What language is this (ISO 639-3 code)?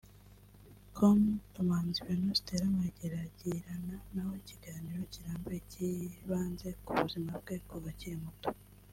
kin